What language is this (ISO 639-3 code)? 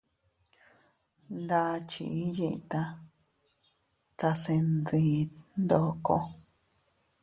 cut